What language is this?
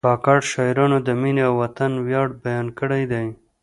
Pashto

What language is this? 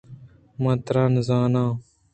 Eastern Balochi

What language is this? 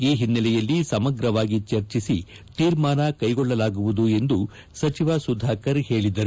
Kannada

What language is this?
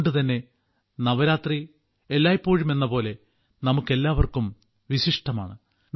Malayalam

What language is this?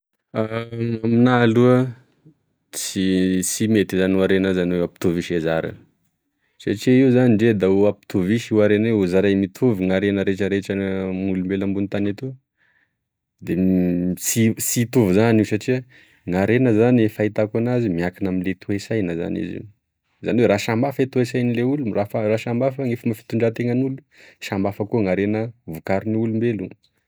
Tesaka Malagasy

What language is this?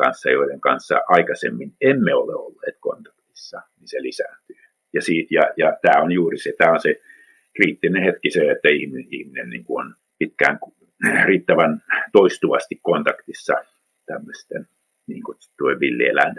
Finnish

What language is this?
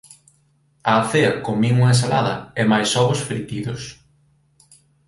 Galician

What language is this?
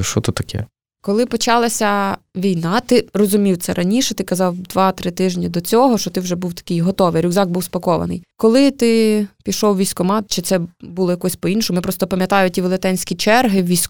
Ukrainian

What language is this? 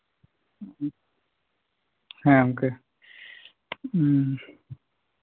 Santali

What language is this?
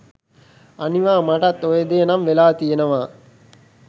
Sinhala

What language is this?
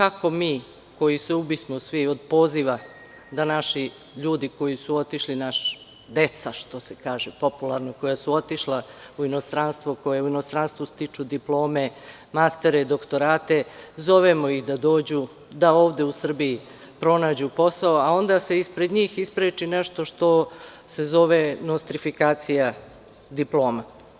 Serbian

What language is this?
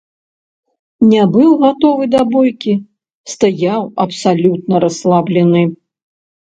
Belarusian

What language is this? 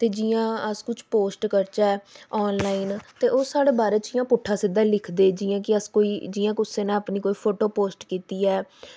Dogri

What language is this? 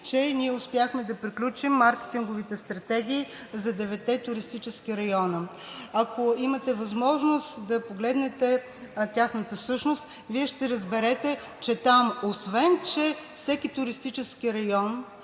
Bulgarian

